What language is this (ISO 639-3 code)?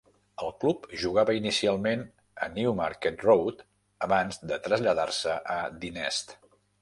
cat